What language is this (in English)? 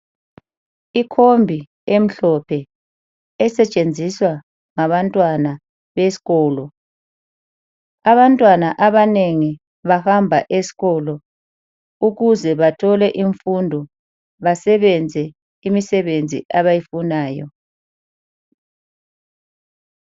North Ndebele